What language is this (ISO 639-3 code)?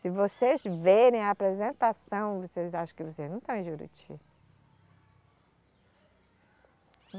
por